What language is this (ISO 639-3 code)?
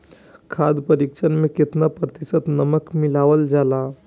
bho